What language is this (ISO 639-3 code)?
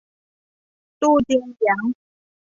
tha